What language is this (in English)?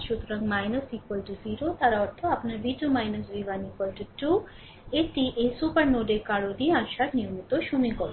Bangla